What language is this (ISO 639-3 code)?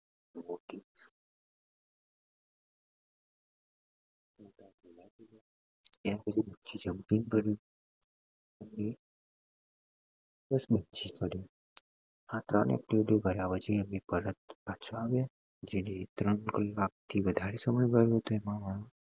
guj